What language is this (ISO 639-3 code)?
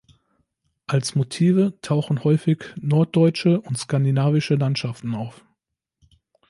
deu